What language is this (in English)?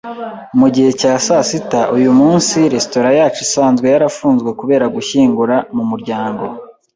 Kinyarwanda